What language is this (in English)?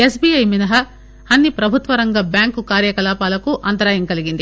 Telugu